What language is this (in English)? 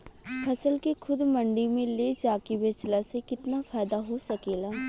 Bhojpuri